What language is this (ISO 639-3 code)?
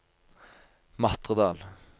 nor